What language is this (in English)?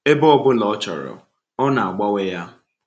Igbo